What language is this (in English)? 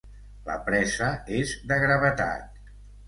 Catalan